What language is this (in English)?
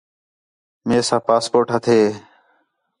Khetrani